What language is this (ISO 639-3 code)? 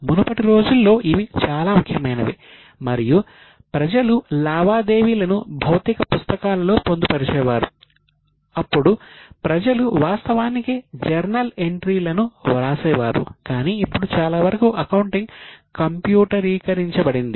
tel